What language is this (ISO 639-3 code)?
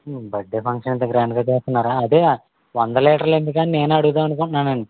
tel